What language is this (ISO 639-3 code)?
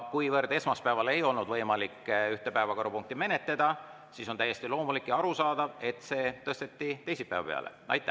est